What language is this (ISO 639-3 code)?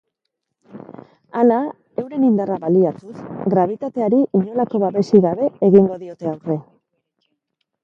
eus